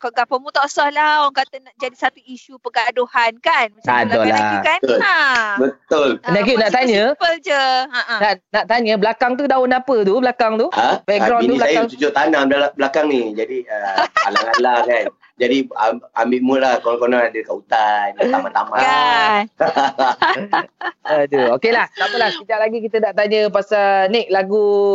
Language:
Malay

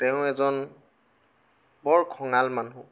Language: Assamese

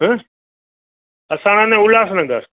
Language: Sindhi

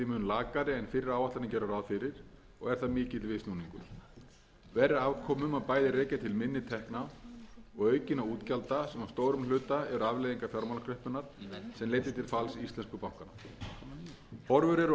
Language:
Icelandic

